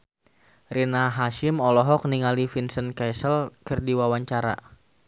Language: Sundanese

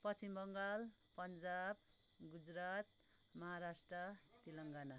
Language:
Nepali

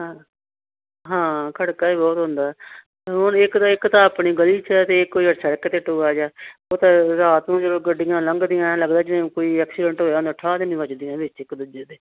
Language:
Punjabi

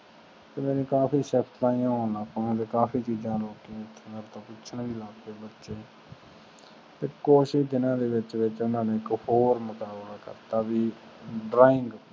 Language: Punjabi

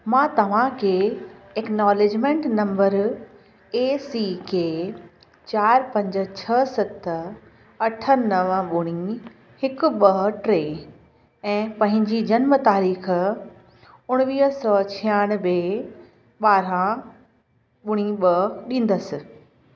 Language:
Sindhi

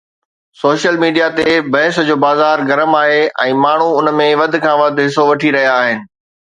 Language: Sindhi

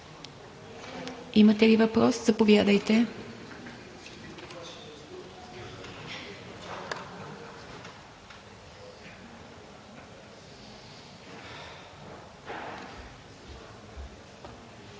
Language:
Bulgarian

